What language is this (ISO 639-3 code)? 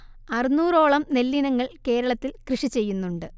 mal